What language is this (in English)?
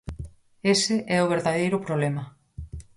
Galician